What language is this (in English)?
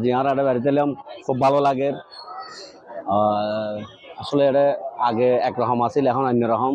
Arabic